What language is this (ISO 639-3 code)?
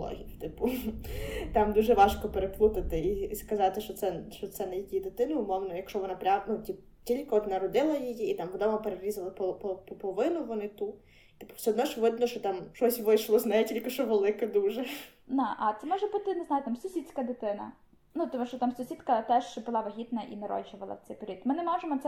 ukr